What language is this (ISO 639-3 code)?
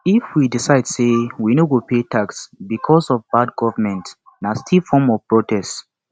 pcm